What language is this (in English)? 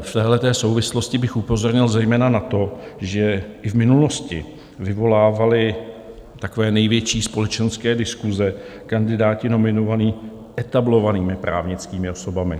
Czech